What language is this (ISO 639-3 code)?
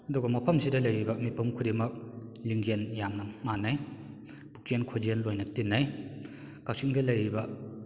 mni